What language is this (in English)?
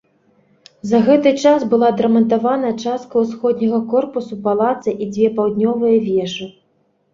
Belarusian